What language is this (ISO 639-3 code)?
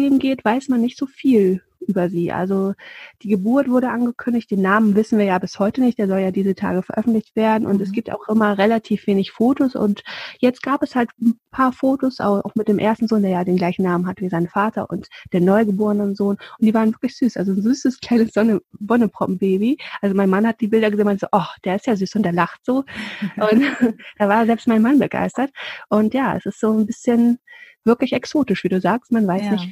deu